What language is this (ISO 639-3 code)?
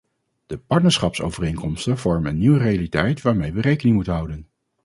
nld